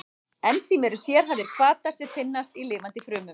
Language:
Icelandic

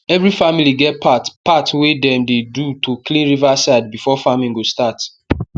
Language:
Nigerian Pidgin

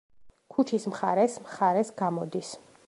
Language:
Georgian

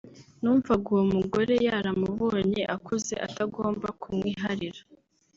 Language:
Kinyarwanda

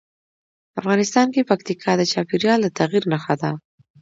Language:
Pashto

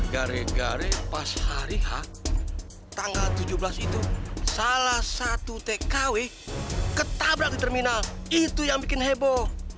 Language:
Indonesian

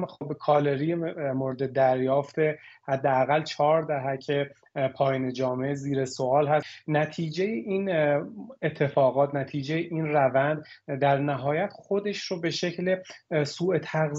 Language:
Persian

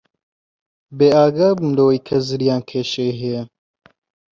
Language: Central Kurdish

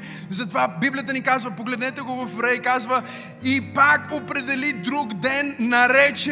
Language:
Bulgarian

